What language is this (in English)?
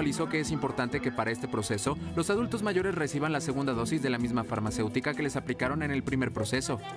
Spanish